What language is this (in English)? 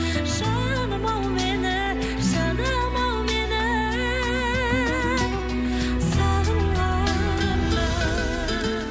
Kazakh